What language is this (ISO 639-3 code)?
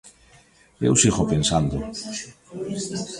glg